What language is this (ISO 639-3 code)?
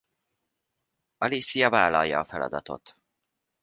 hun